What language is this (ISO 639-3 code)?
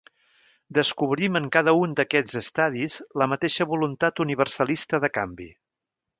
cat